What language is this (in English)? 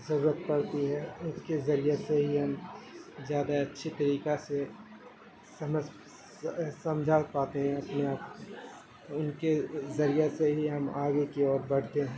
Urdu